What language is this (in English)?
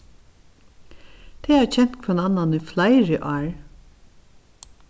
Faroese